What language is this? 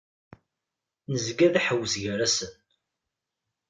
Kabyle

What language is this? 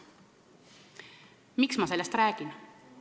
Estonian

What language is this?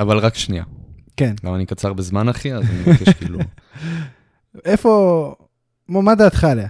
Hebrew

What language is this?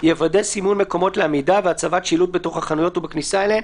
Hebrew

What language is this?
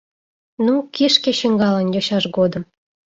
Mari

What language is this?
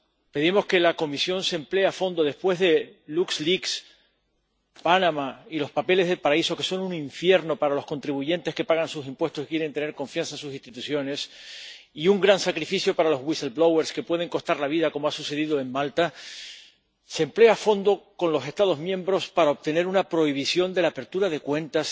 Spanish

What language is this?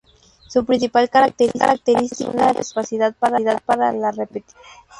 Spanish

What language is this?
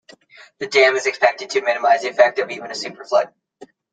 English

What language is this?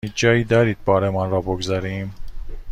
Persian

